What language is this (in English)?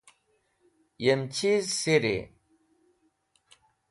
Wakhi